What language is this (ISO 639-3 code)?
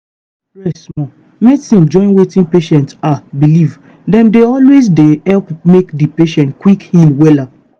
pcm